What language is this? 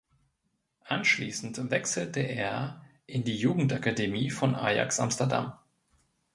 German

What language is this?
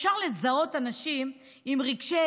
Hebrew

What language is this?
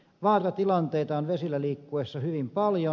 Finnish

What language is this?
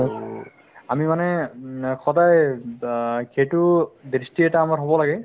Assamese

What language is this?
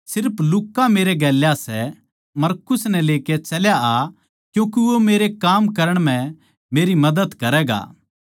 Haryanvi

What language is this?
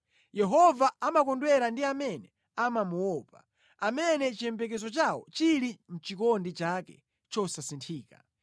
Nyanja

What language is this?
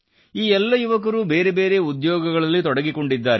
Kannada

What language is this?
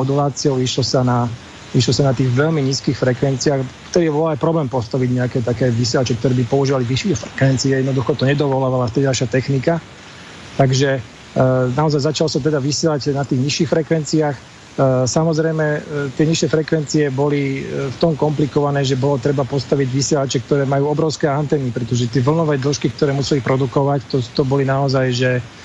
Slovak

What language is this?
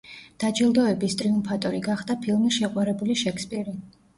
Georgian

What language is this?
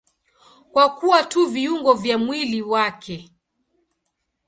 Swahili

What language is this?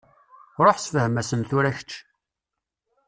Kabyle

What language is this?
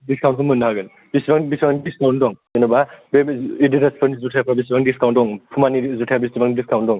Bodo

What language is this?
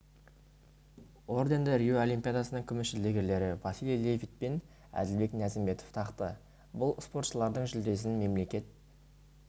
Kazakh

